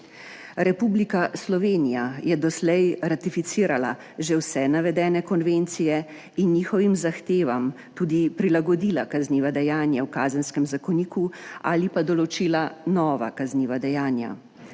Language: Slovenian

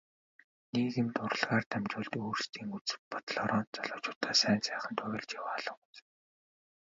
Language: Mongolian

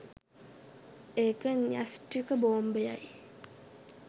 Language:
Sinhala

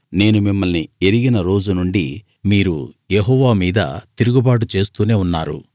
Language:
Telugu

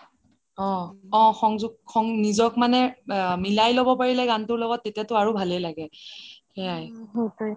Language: Assamese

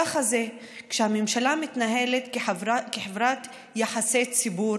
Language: Hebrew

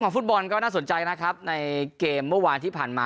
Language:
Thai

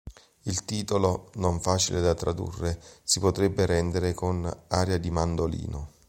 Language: Italian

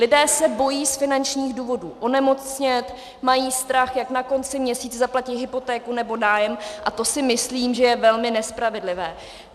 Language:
Czech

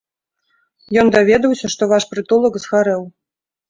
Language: Belarusian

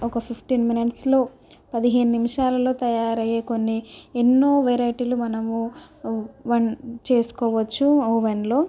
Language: Telugu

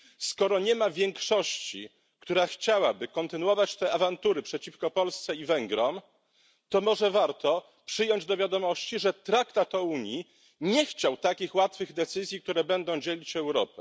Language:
Polish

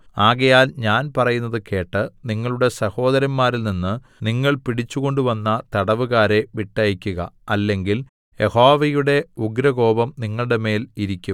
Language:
Malayalam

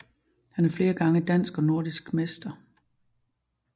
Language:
Danish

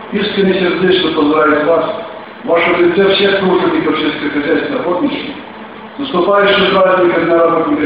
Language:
Russian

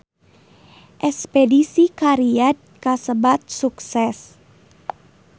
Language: Sundanese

